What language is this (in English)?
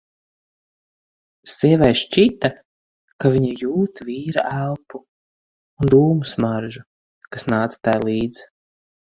Latvian